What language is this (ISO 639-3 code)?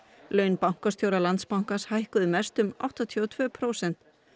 isl